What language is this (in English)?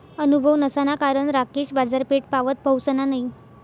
Marathi